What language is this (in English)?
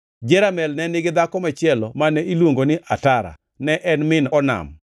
Luo (Kenya and Tanzania)